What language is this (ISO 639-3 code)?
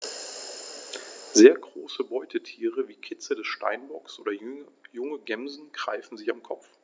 deu